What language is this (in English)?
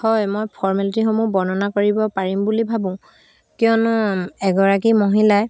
Assamese